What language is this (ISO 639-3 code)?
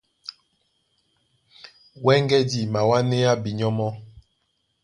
dua